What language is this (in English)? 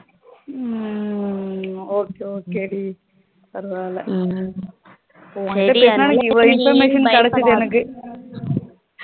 Tamil